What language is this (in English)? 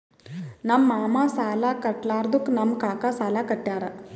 Kannada